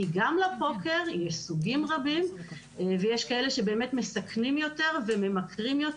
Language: Hebrew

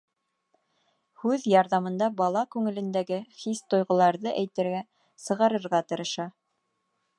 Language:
Bashkir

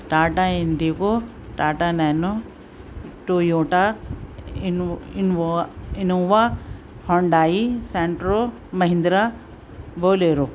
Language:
Urdu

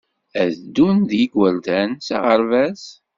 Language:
Kabyle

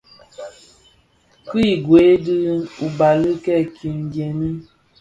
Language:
Bafia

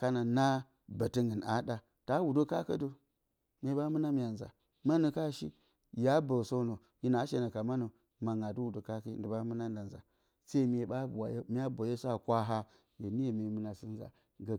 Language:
Bacama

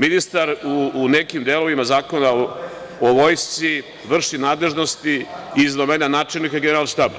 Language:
Serbian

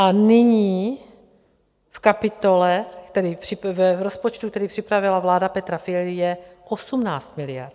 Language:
Czech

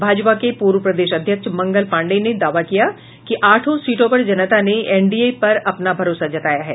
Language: Hindi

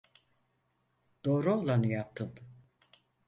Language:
Turkish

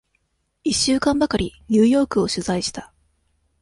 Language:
Japanese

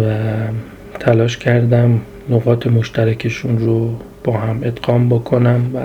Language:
Persian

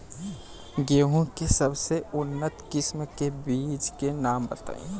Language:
Bhojpuri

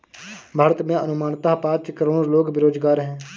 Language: Hindi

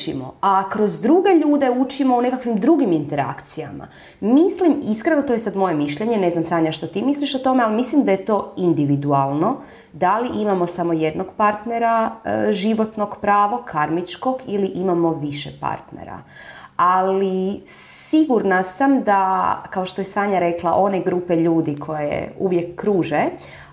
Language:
Croatian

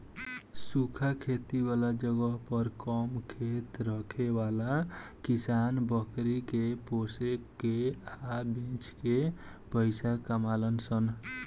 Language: Bhojpuri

